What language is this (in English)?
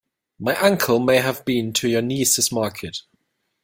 English